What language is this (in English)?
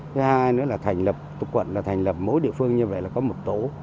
Vietnamese